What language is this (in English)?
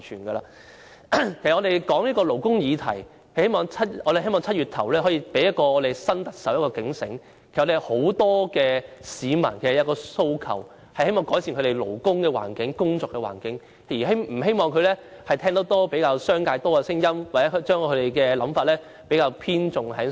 Cantonese